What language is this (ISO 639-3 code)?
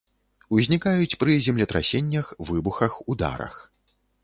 bel